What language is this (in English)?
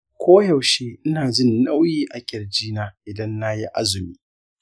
Hausa